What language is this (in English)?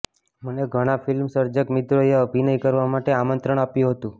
Gujarati